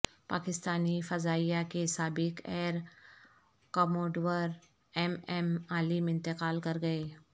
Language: Urdu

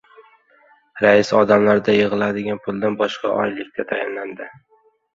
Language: Uzbek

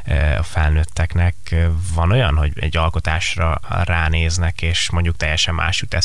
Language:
Hungarian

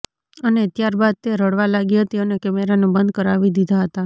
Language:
Gujarati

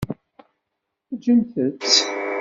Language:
Kabyle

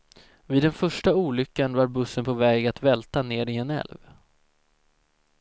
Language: Swedish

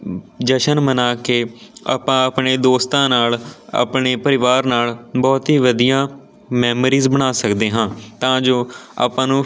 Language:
Punjabi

